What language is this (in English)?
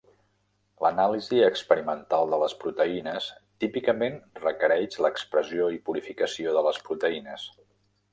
Catalan